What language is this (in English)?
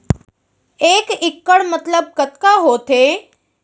Chhattisgarhi